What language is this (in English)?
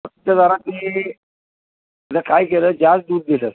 Marathi